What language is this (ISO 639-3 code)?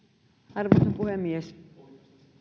fin